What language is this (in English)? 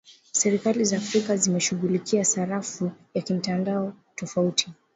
Swahili